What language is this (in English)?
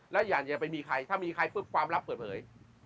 Thai